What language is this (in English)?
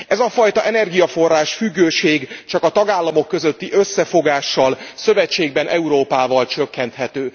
Hungarian